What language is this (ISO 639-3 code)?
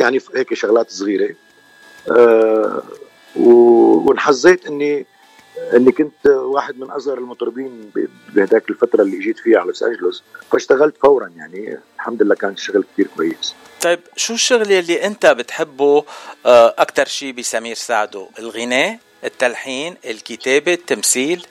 ara